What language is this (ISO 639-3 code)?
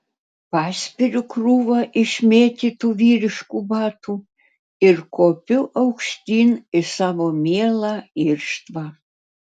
lit